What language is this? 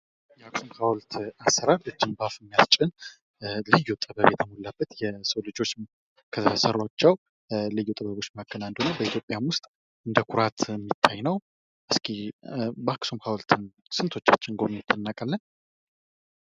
Amharic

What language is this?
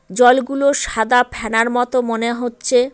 Bangla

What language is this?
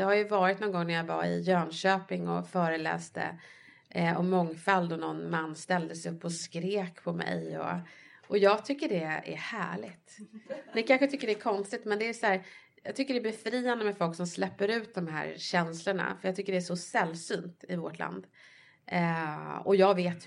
Swedish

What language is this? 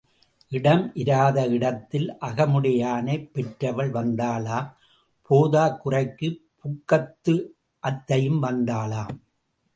Tamil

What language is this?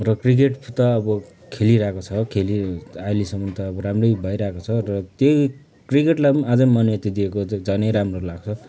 Nepali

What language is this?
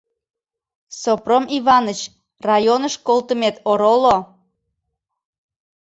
Mari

